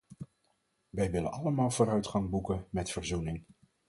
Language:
Dutch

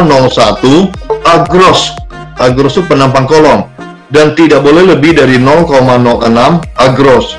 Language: Indonesian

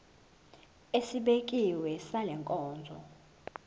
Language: Zulu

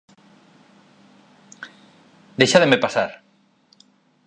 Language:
Galician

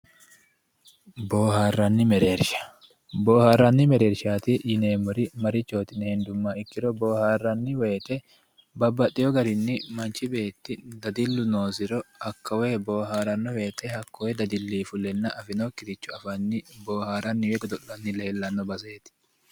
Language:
Sidamo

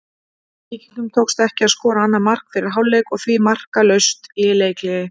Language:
Icelandic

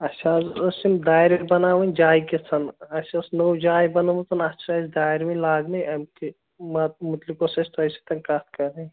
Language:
Kashmiri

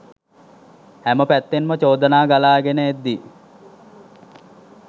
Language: Sinhala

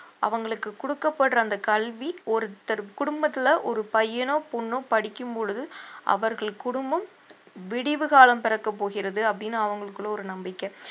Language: Tamil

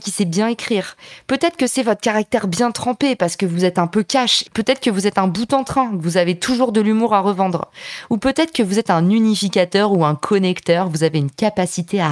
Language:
French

